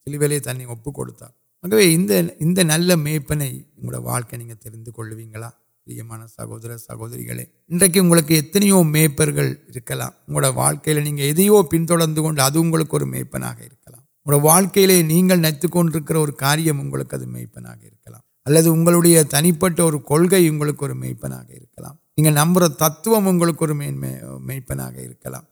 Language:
Urdu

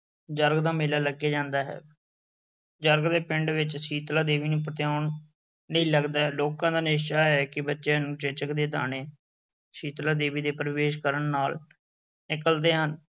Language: Punjabi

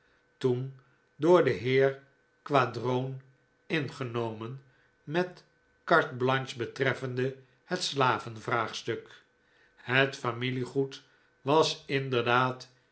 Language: Dutch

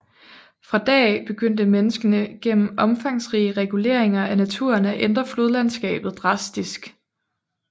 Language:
Danish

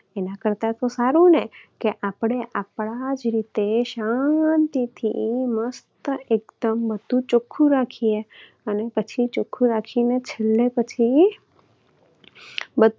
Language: Gujarati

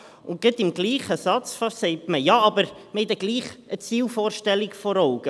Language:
Swiss German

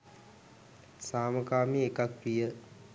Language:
Sinhala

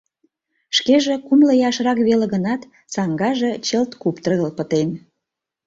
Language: Mari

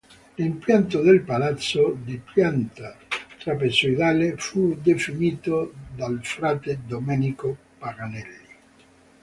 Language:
Italian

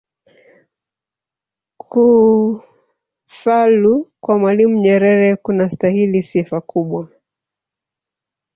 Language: Swahili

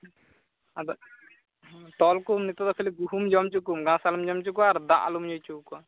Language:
Santali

